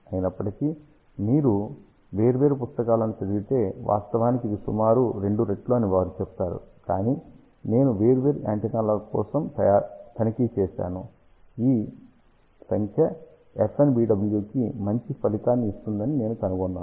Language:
Telugu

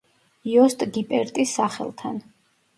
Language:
Georgian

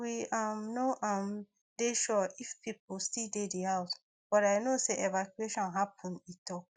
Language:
Nigerian Pidgin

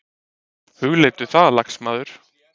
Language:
Icelandic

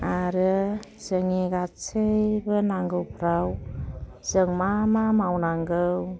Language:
Bodo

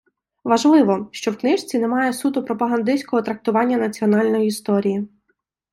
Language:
Ukrainian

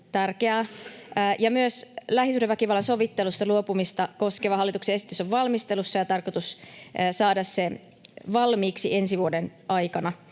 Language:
Finnish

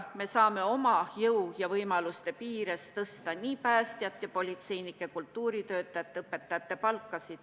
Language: Estonian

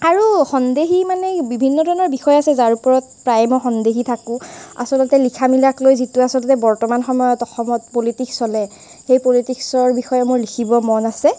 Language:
Assamese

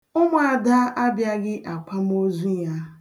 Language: Igbo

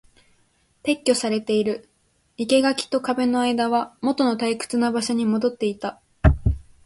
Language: Japanese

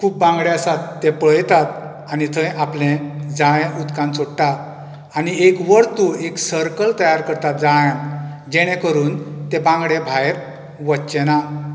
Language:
Konkani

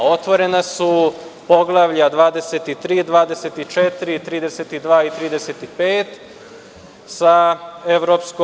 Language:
Serbian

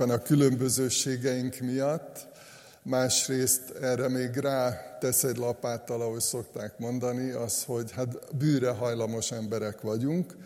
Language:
Hungarian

